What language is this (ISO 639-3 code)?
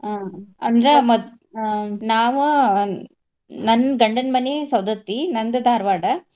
kan